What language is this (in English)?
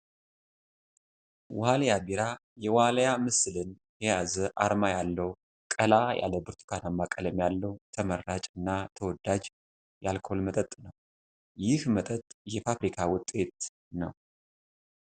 Amharic